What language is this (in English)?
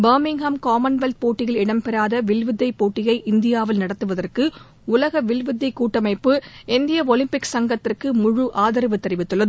Tamil